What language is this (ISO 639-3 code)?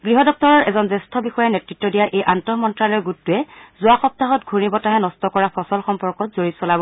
asm